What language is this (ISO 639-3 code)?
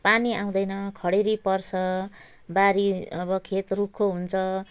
nep